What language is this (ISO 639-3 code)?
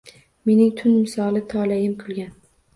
uzb